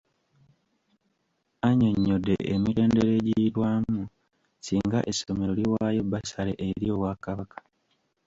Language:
Ganda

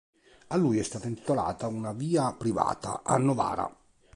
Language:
Italian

